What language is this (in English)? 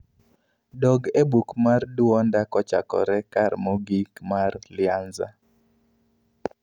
Luo (Kenya and Tanzania)